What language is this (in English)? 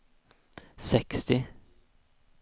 Swedish